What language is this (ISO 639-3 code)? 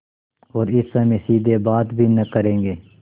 hin